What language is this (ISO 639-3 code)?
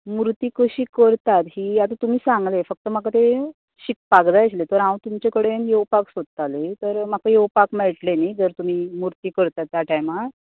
kok